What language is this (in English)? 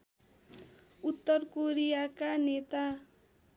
Nepali